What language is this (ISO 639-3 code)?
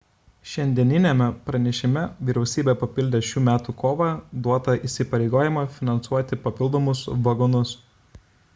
lit